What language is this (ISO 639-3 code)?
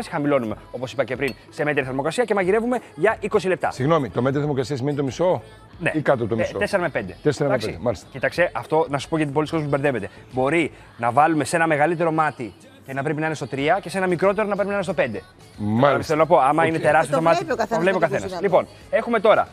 ell